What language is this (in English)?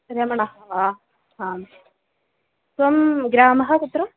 Sanskrit